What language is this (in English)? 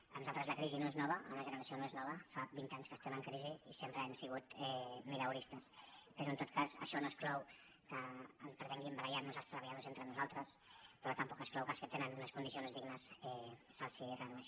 Catalan